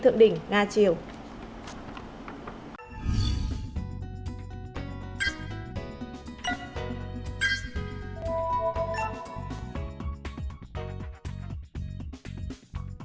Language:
Vietnamese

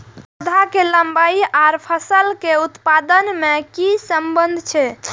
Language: Maithili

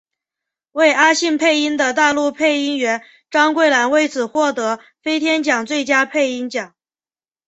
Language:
Chinese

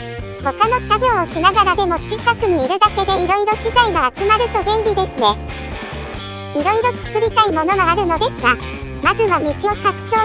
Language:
Japanese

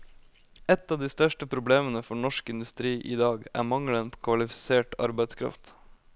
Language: Norwegian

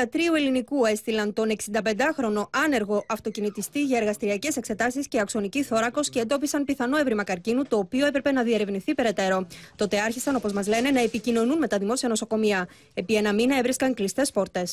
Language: Greek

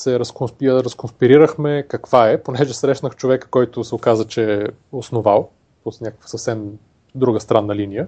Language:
Bulgarian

